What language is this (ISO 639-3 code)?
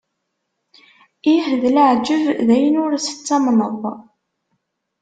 kab